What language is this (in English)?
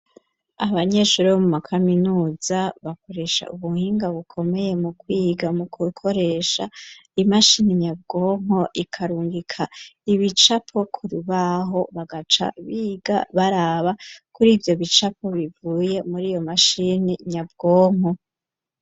Rundi